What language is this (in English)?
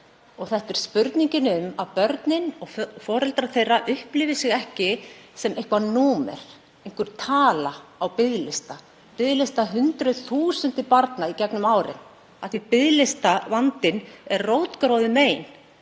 Icelandic